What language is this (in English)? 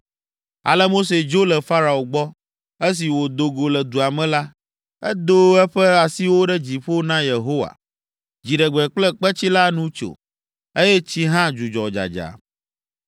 Ewe